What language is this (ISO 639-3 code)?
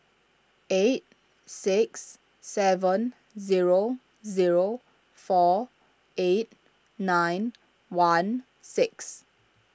eng